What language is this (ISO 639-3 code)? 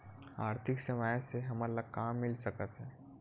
hne